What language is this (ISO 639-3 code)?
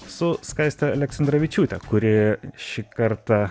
lit